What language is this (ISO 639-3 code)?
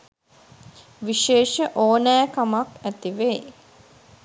sin